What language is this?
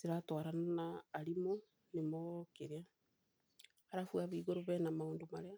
Kikuyu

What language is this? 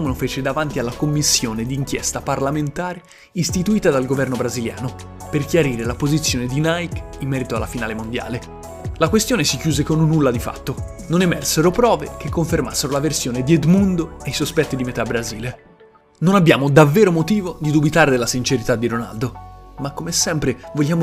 Italian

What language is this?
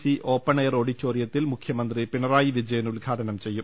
Malayalam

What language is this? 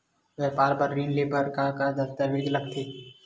Chhattisgarhi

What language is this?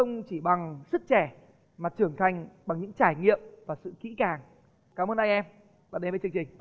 Vietnamese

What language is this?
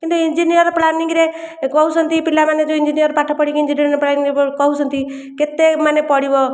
Odia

